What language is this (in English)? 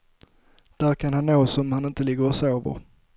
Swedish